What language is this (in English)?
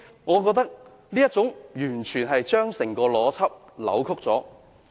Cantonese